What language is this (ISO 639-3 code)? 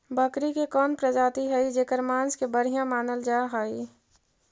mag